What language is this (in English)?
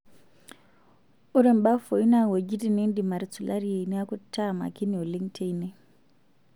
Masai